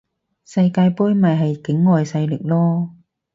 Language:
Cantonese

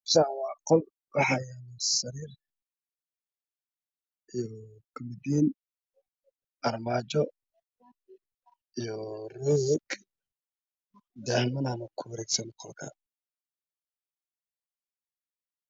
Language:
Somali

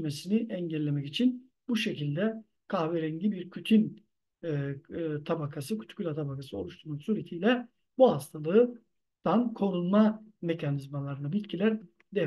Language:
Turkish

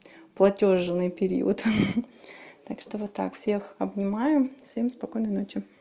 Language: Russian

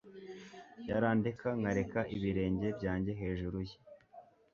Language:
Kinyarwanda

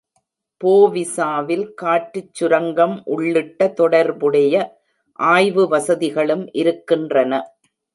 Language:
Tamil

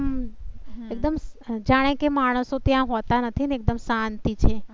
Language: Gujarati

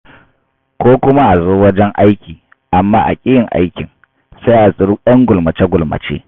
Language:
Hausa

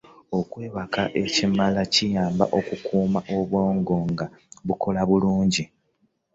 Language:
Ganda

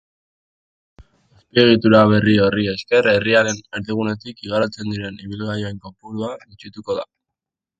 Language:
Basque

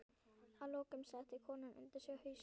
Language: Icelandic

